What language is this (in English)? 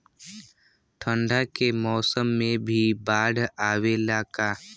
Bhojpuri